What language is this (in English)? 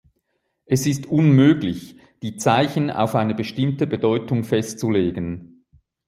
German